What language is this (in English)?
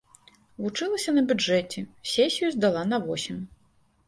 Belarusian